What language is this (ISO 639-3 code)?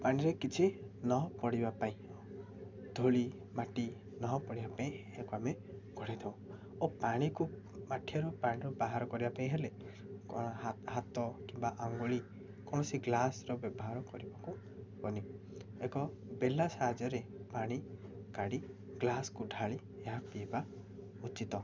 ori